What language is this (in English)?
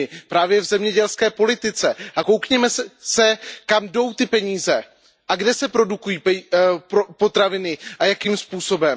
Czech